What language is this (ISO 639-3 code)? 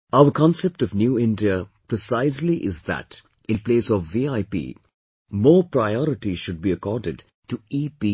eng